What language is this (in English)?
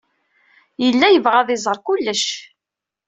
Kabyle